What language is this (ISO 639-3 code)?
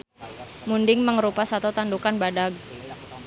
sun